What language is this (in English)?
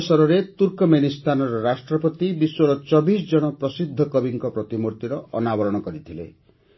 Odia